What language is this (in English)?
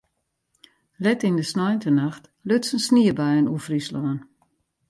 Western Frisian